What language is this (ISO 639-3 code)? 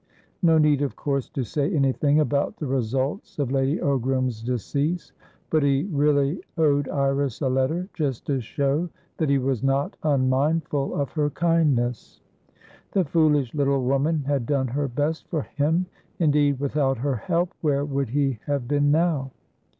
eng